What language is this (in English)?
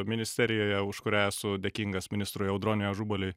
Lithuanian